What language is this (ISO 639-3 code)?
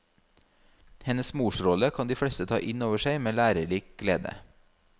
nor